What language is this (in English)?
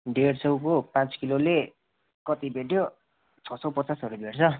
Nepali